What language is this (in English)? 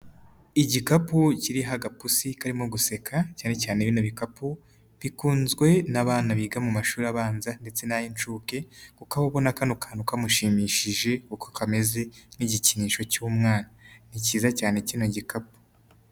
Kinyarwanda